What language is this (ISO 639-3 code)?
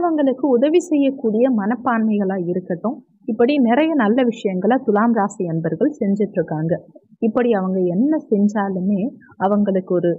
tam